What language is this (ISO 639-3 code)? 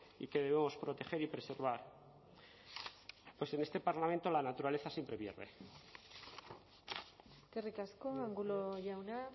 spa